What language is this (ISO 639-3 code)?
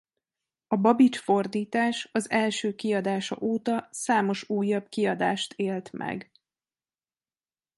hun